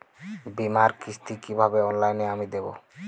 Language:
Bangla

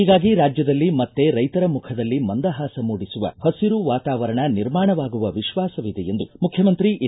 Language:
Kannada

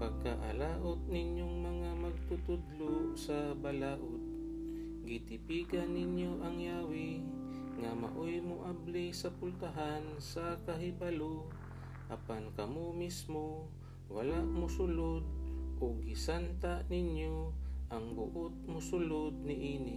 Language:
Filipino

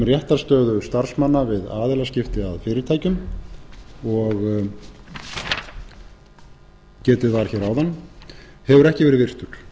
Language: Icelandic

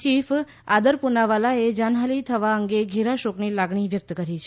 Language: Gujarati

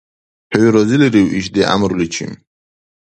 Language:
Dargwa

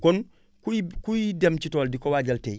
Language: Wolof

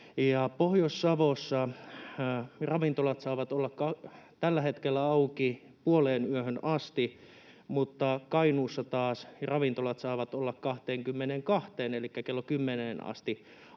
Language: Finnish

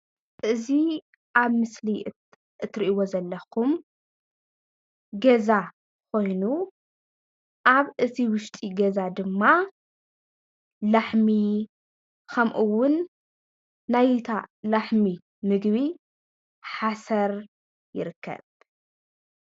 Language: Tigrinya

